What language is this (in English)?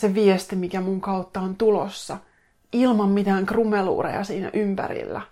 Finnish